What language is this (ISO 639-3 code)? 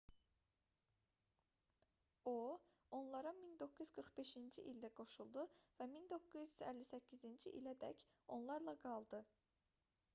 aze